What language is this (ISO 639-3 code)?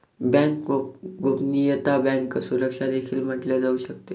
mar